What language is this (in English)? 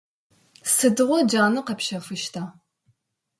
Adyghe